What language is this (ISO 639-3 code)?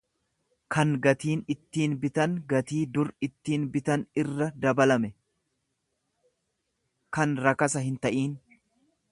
orm